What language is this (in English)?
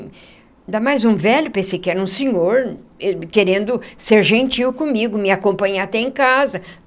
Portuguese